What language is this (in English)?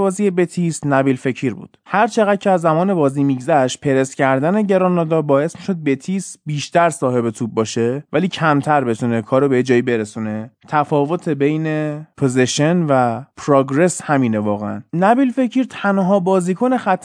Persian